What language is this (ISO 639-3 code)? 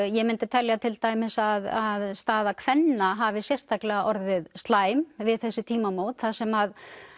isl